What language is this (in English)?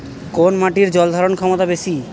Bangla